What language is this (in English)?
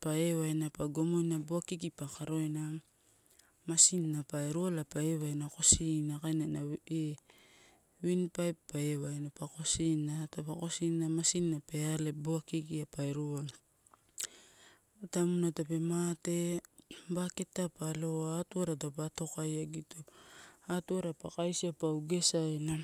Torau